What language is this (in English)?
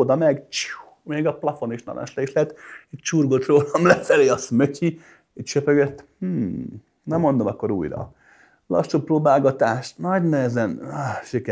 Hungarian